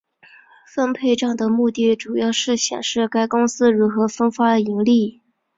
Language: Chinese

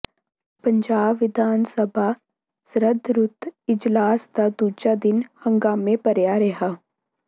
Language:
Punjabi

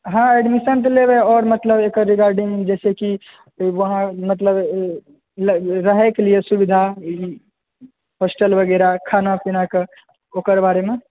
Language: Maithili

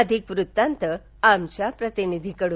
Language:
Marathi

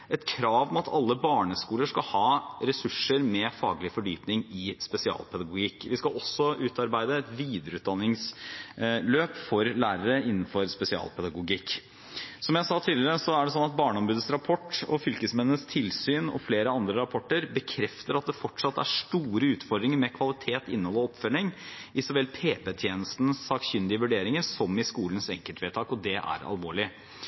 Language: Norwegian Bokmål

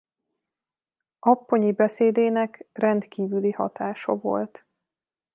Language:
Hungarian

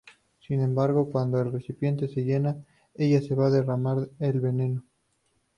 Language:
Spanish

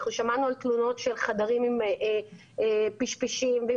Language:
Hebrew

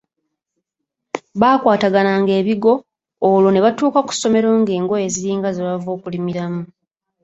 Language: Ganda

